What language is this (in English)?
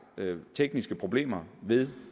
Danish